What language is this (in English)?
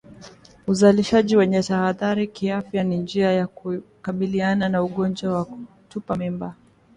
Swahili